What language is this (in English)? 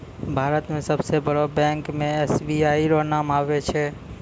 Maithili